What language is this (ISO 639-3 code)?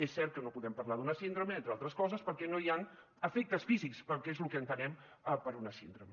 cat